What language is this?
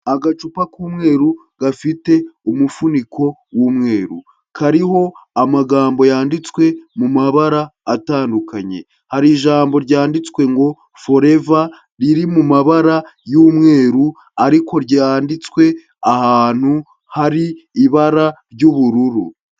Kinyarwanda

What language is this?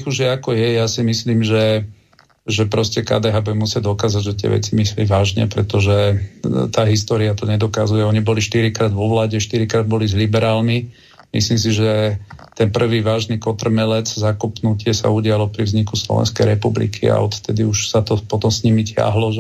Slovak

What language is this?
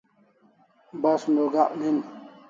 Kalasha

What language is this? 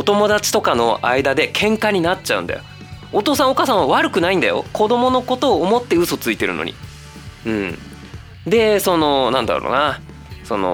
Japanese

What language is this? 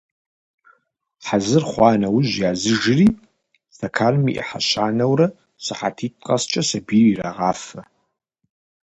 Kabardian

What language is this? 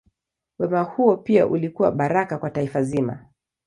Swahili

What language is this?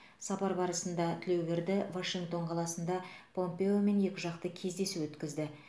Kazakh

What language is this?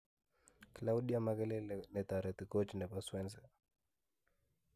Kalenjin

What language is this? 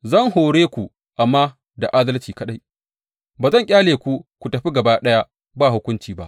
Hausa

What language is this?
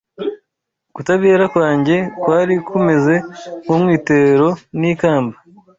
Kinyarwanda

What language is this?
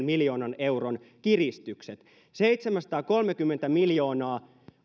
Finnish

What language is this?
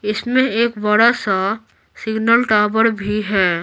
Hindi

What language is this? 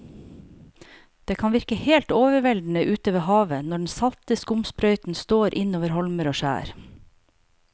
Norwegian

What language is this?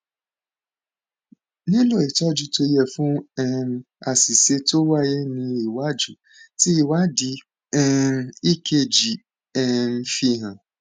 Yoruba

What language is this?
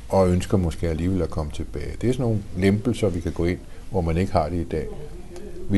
Danish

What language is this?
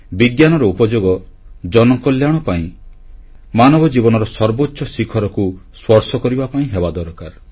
Odia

